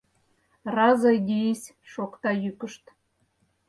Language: Mari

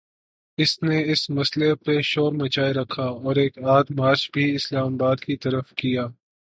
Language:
Urdu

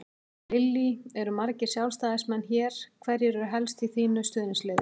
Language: Icelandic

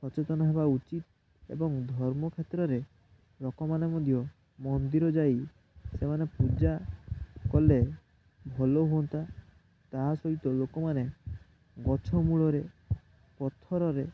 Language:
Odia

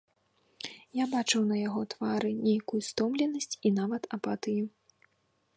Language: Belarusian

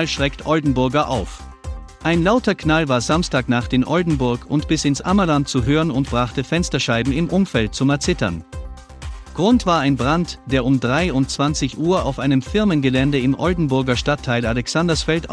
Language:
German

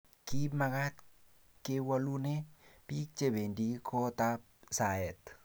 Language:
Kalenjin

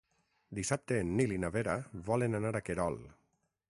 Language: Catalan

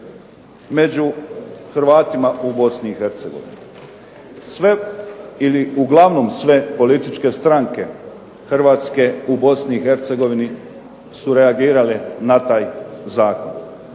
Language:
Croatian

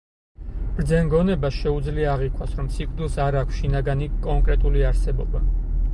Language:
Georgian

